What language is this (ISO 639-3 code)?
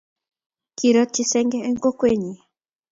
kln